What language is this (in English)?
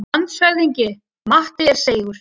Icelandic